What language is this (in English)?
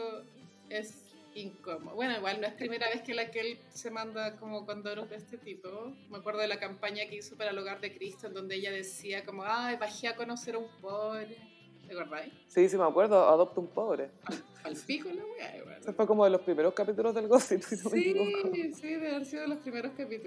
Spanish